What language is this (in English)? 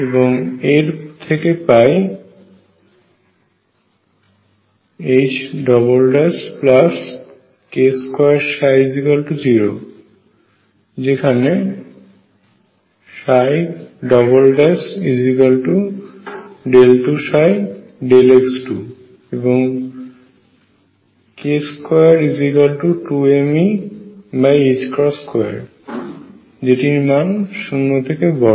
Bangla